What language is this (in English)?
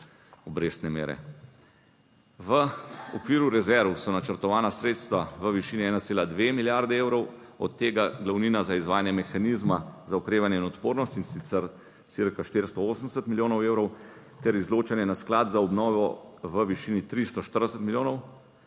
Slovenian